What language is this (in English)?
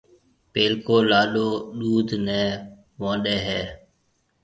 Marwari (Pakistan)